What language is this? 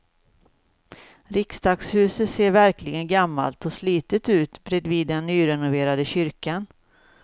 Swedish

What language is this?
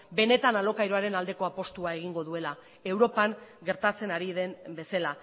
Basque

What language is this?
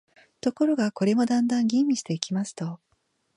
Japanese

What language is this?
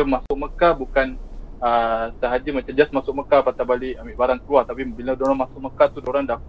Malay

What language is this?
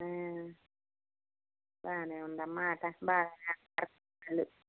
Telugu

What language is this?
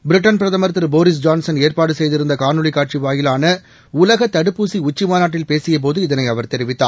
Tamil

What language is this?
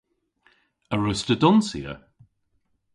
Cornish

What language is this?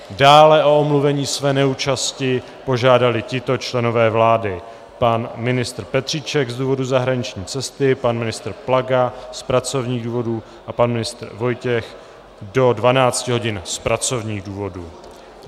Czech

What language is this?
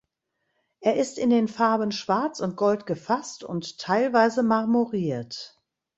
German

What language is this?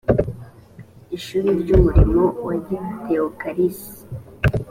Kinyarwanda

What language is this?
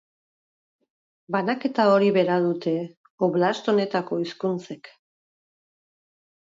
Basque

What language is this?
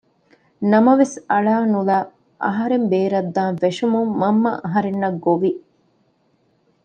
Divehi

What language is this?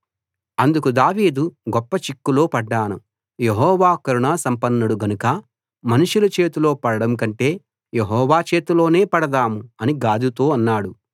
Telugu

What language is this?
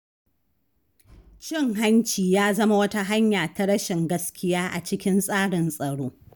Hausa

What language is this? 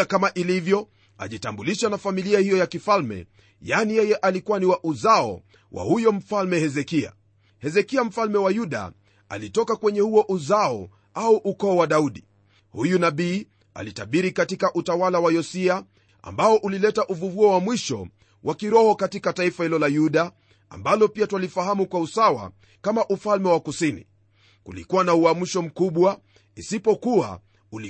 Swahili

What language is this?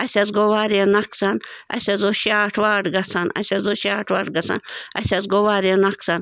Kashmiri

